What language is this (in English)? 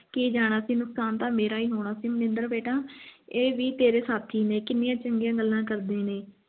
Punjabi